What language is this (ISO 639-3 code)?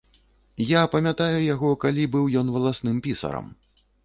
bel